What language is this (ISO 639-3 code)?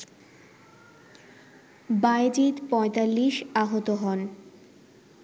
ben